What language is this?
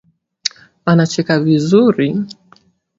Swahili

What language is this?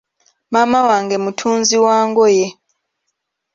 Ganda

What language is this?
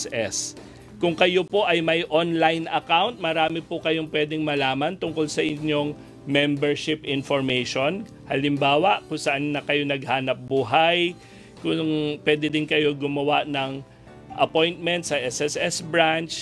Filipino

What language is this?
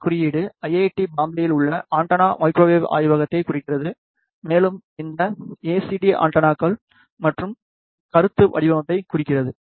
Tamil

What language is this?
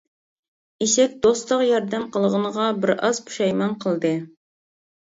Uyghur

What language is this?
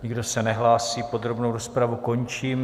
Czech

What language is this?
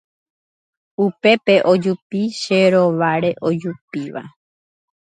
Guarani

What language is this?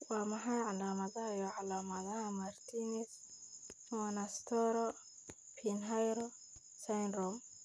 Somali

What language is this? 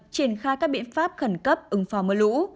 Vietnamese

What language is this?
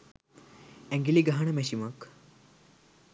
Sinhala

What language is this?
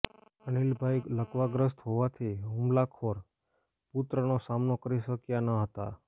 Gujarati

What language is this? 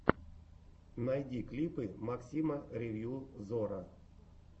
Russian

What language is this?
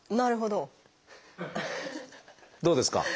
Japanese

